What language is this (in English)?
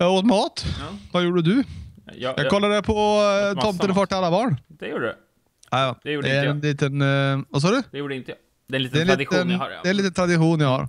Swedish